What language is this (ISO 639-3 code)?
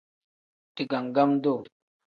kdh